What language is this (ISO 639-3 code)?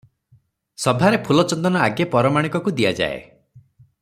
ori